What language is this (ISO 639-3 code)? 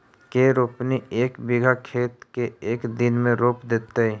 mag